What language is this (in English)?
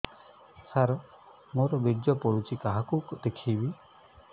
Odia